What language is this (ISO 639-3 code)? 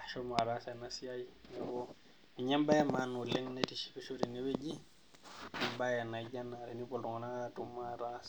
mas